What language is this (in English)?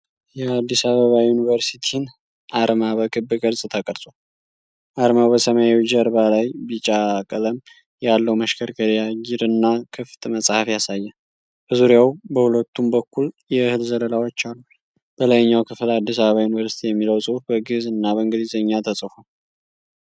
Amharic